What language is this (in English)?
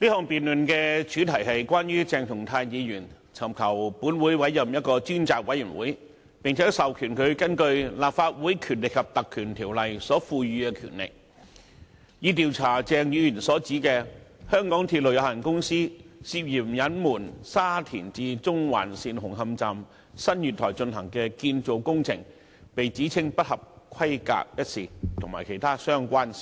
Cantonese